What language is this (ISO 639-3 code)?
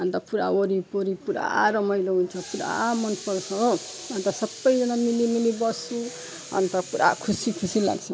nep